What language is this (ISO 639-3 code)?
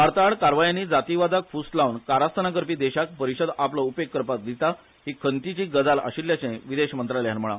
kok